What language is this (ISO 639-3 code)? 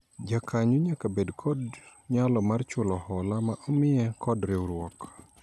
luo